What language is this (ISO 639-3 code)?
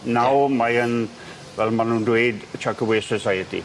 cym